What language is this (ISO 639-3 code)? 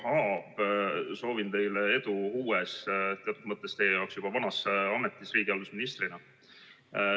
est